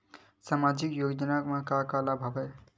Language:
Chhattisgarhi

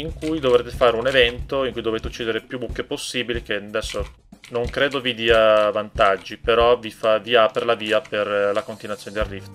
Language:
Italian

